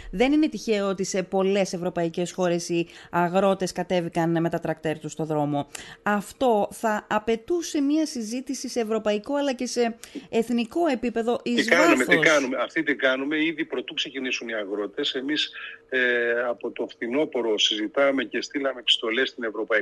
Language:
Greek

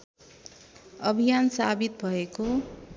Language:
Nepali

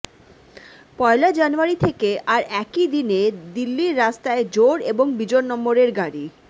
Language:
Bangla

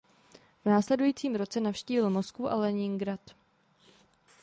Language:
Czech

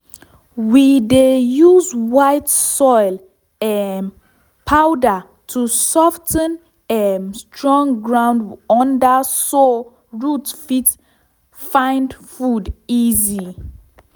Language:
Nigerian Pidgin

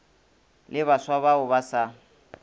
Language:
Northern Sotho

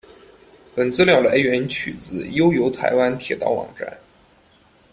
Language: Chinese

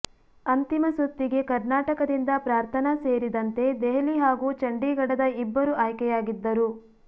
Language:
Kannada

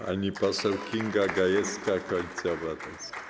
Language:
Polish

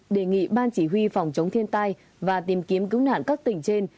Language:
Vietnamese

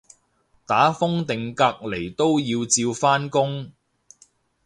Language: Cantonese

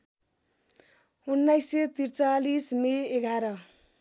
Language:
Nepali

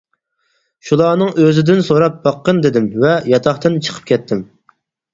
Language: Uyghur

